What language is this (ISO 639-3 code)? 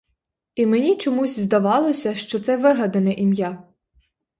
ukr